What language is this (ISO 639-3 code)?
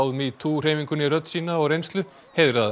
isl